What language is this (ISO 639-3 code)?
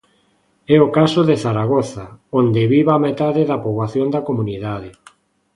glg